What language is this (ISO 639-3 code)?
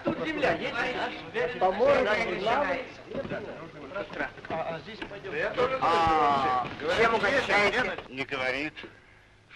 rus